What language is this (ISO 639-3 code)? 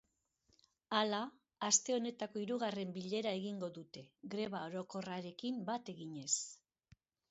eus